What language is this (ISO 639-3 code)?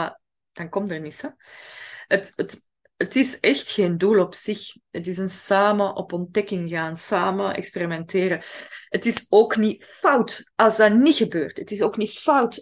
nld